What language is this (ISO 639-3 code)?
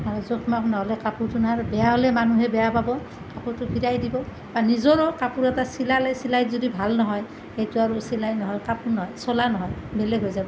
asm